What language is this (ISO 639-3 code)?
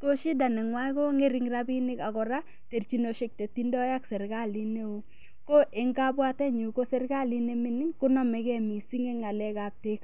kln